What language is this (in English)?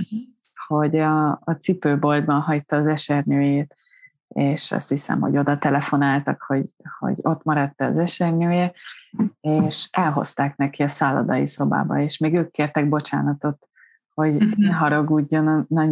Hungarian